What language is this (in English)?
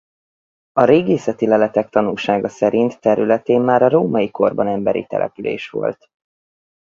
Hungarian